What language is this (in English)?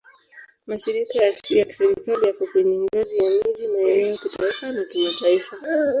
Swahili